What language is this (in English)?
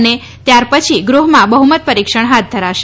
Gujarati